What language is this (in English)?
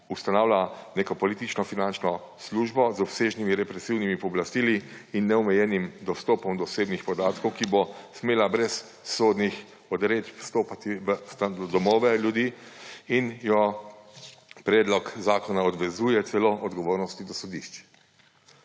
Slovenian